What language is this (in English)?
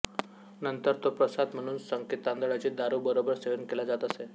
Marathi